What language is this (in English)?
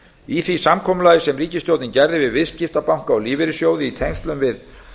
Icelandic